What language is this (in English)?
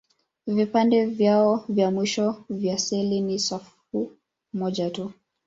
Swahili